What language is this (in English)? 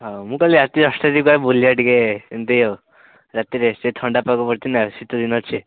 Odia